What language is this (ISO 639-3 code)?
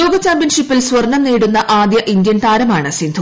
mal